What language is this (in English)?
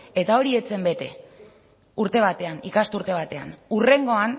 Basque